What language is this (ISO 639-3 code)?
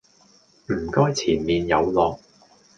yue